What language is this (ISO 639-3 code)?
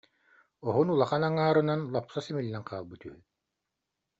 sah